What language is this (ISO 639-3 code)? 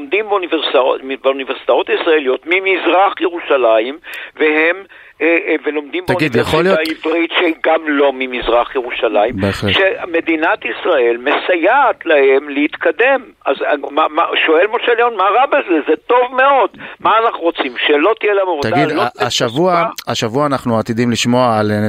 heb